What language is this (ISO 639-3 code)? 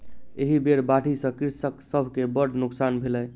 mai